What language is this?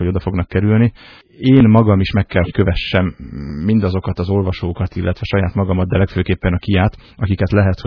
Hungarian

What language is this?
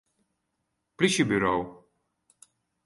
Western Frisian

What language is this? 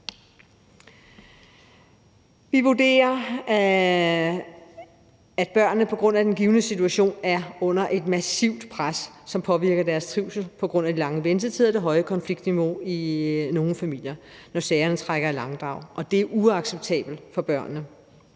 Danish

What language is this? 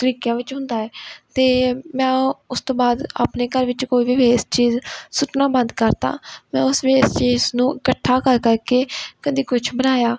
Punjabi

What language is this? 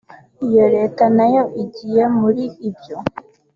Kinyarwanda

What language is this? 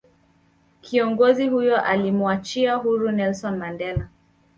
Swahili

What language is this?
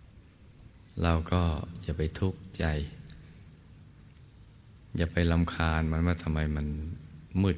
Thai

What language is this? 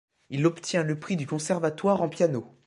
French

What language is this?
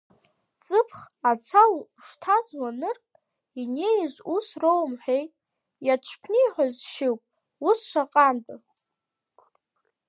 Abkhazian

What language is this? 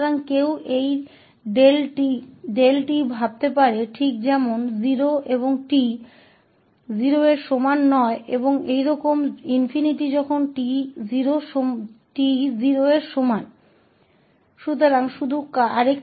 Hindi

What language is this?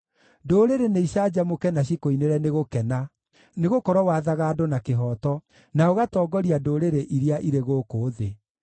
Kikuyu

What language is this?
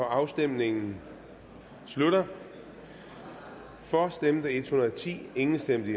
Danish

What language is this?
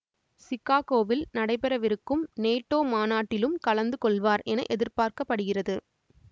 Tamil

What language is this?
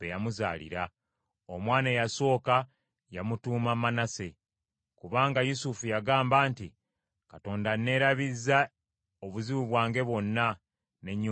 Ganda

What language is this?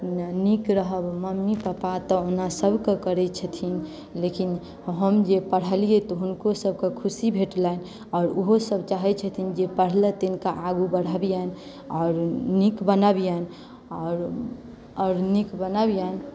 Maithili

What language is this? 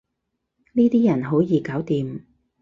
Cantonese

